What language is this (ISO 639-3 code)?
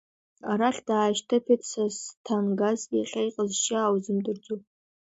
abk